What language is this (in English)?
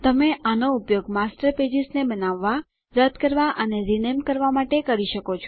Gujarati